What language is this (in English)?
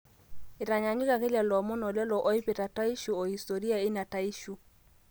Masai